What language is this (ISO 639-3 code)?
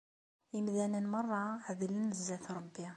kab